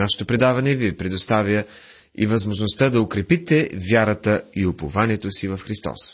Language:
Bulgarian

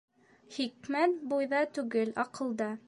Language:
Bashkir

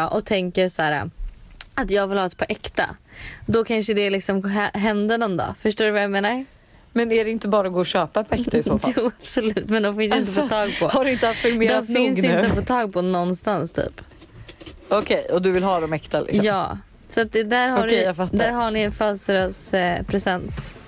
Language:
Swedish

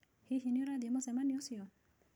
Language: Kikuyu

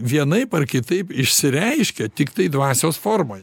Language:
Lithuanian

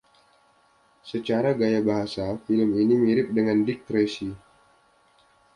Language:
Indonesian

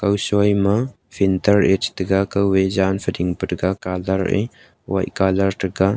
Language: Wancho Naga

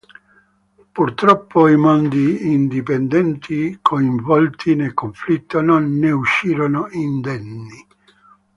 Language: Italian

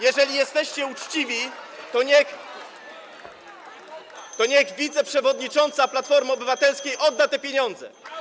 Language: Polish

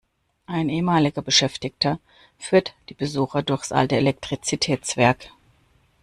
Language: German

